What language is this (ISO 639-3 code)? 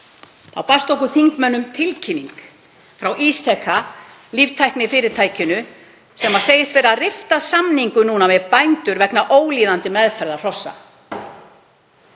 isl